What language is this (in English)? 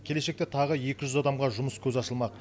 Kazakh